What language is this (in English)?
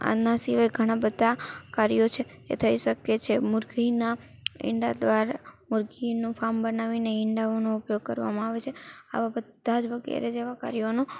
Gujarati